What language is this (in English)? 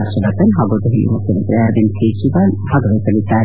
Kannada